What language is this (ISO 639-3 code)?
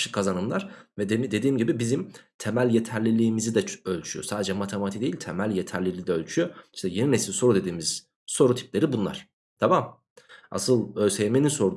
tur